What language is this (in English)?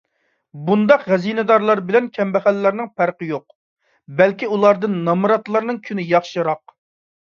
Uyghur